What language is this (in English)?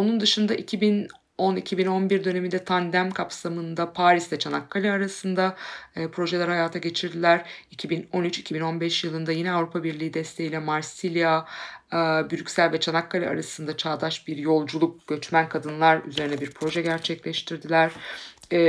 Turkish